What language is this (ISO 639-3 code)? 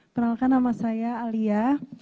ind